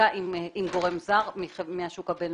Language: Hebrew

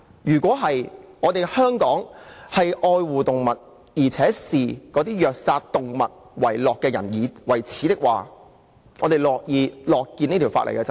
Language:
Cantonese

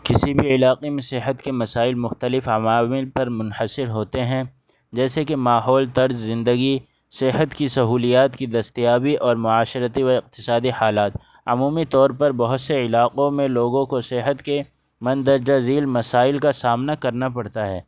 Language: Urdu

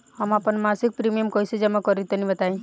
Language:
Bhojpuri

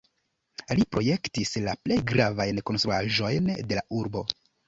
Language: Esperanto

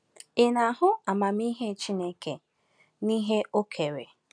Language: Igbo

